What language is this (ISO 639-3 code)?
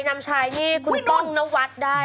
tha